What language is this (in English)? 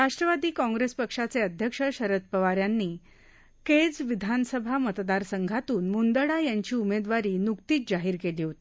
Marathi